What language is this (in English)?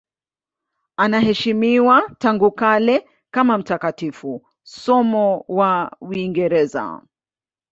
Swahili